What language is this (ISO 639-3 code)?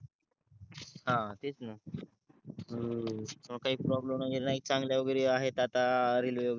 mar